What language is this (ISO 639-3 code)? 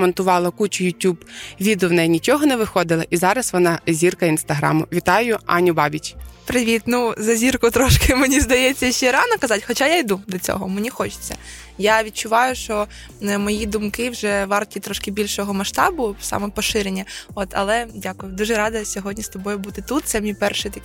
ukr